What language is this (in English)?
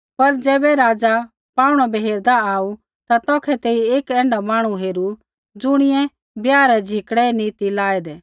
Kullu Pahari